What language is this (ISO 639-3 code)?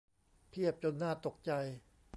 tha